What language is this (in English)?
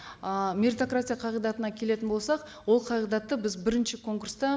Kazakh